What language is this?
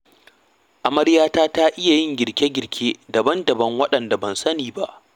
Hausa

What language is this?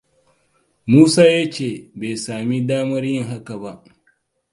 Hausa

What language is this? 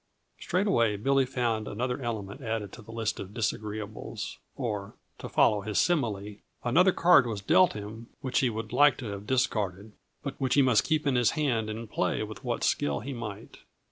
English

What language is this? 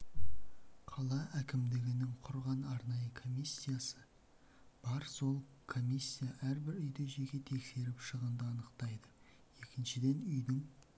Kazakh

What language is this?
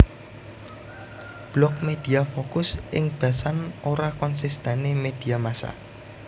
Javanese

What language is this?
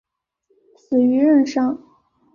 Chinese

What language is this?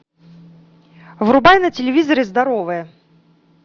Russian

